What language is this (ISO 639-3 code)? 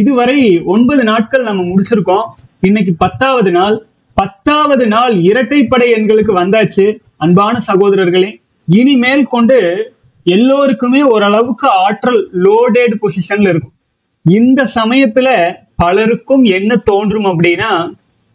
tam